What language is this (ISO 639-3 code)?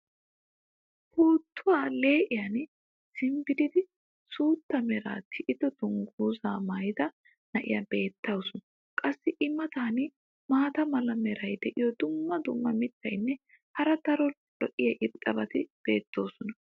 wal